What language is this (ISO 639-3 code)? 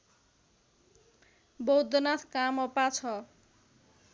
nep